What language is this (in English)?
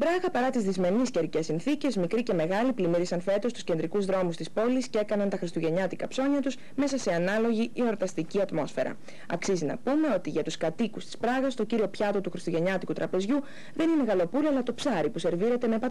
Greek